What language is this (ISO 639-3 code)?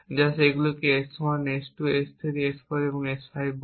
ben